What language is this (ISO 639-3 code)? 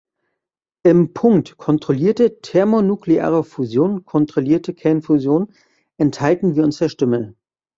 deu